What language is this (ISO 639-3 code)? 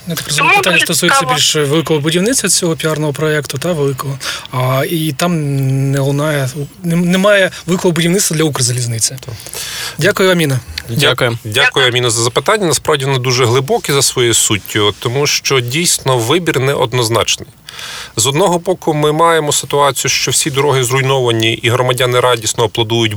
ukr